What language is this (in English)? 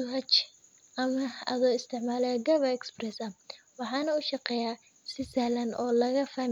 Somali